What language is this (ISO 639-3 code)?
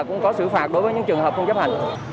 vie